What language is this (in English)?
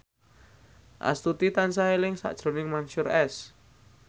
Javanese